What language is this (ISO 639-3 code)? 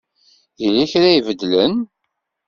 kab